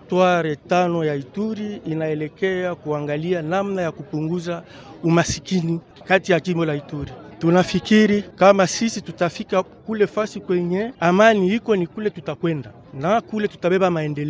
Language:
Swahili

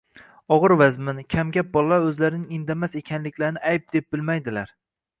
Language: Uzbek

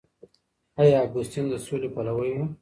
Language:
Pashto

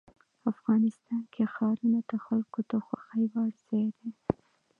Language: Pashto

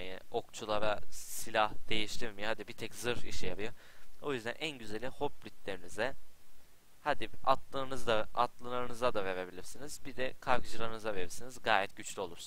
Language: Turkish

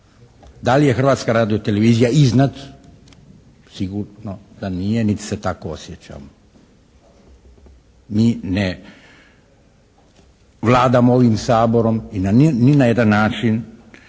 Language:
Croatian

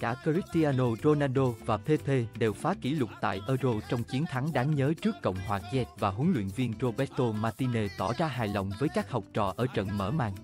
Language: Vietnamese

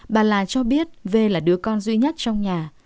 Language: Vietnamese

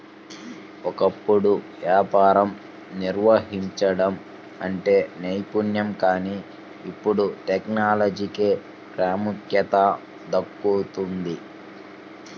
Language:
Telugu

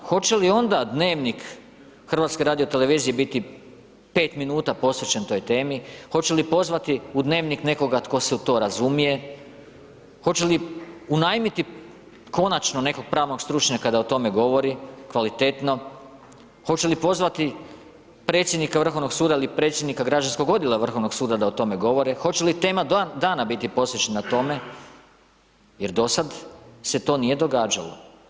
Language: Croatian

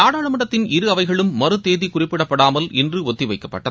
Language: Tamil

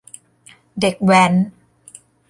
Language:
Thai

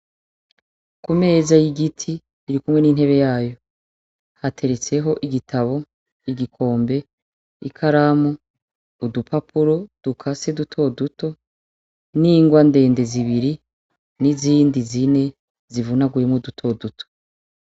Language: Rundi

